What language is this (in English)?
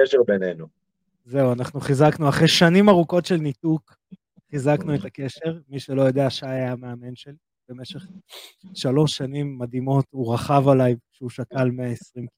Hebrew